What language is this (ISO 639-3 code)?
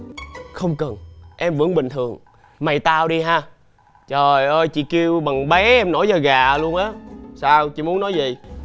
vie